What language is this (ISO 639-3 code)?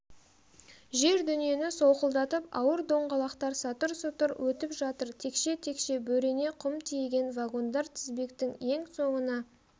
kaz